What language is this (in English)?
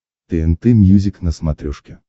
Russian